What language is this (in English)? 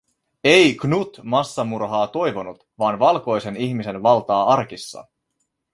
Finnish